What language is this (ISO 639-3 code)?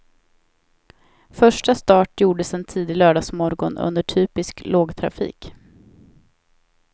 swe